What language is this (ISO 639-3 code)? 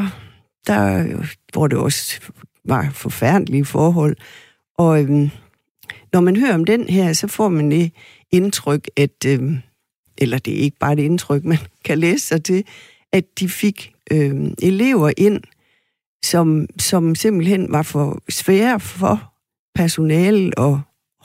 dan